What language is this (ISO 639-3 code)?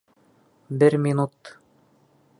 bak